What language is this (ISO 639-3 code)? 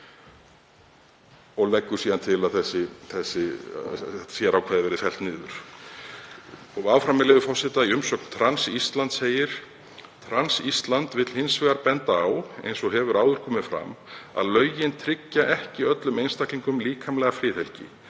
isl